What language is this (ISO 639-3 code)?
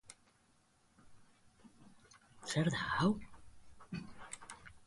eus